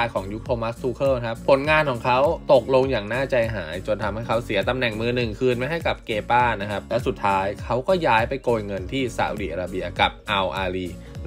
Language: Thai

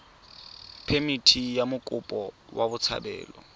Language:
Tswana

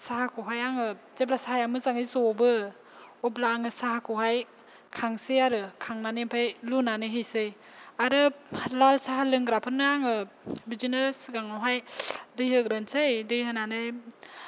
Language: Bodo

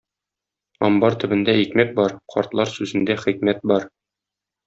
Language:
Tatar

